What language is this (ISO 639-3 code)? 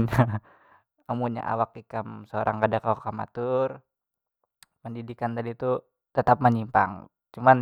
bjn